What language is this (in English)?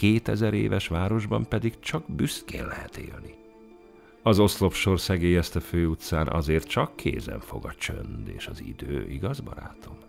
Hungarian